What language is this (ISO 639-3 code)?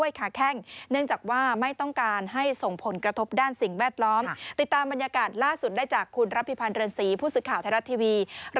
tha